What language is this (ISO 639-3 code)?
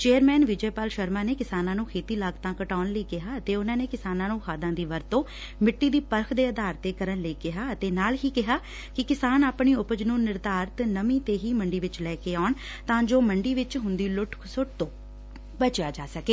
pan